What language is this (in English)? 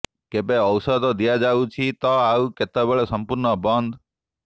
Odia